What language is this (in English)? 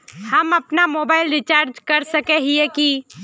Magahi